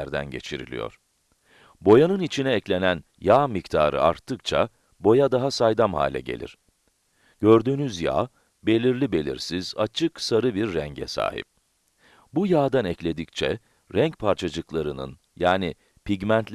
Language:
Turkish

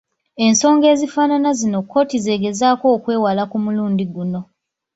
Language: Ganda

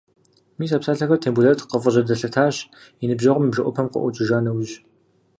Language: Kabardian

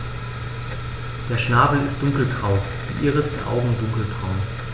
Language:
German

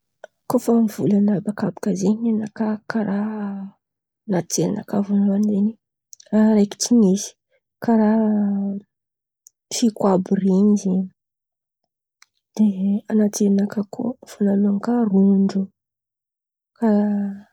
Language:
Antankarana Malagasy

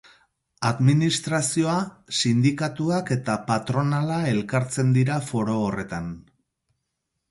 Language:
Basque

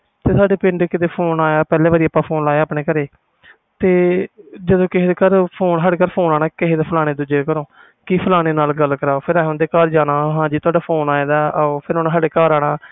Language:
Punjabi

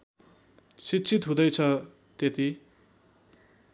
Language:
Nepali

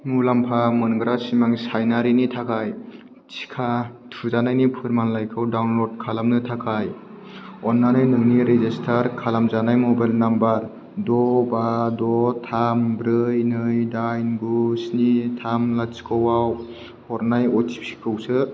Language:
Bodo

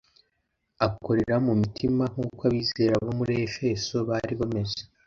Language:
Kinyarwanda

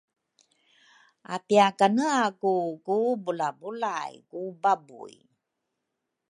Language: Rukai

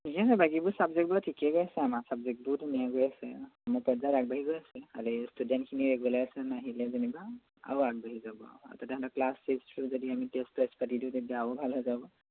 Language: Assamese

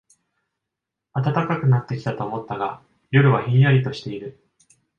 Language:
Japanese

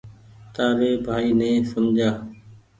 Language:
Goaria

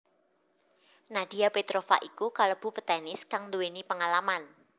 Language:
Javanese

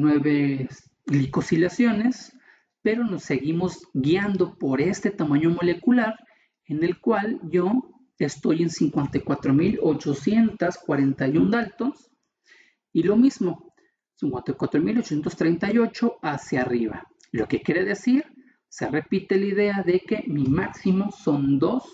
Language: Spanish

